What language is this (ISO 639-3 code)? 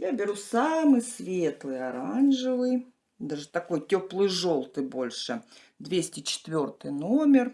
rus